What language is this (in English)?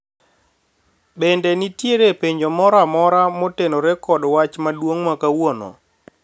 Luo (Kenya and Tanzania)